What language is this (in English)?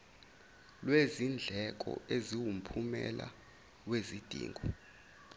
Zulu